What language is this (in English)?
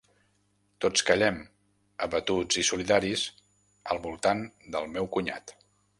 Catalan